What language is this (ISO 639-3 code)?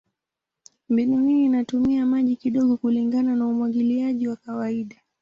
swa